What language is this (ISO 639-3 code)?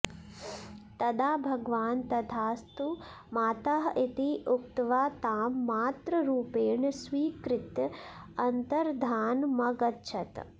san